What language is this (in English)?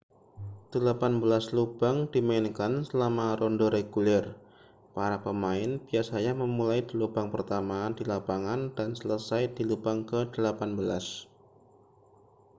Indonesian